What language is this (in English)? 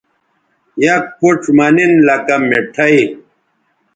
Bateri